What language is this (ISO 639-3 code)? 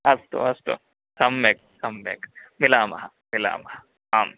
san